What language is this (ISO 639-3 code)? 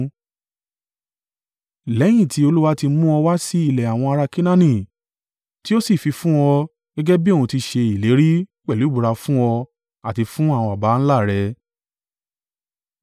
yor